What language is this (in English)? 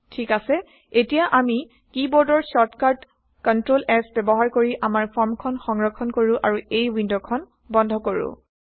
Assamese